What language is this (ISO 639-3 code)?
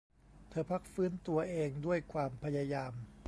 tha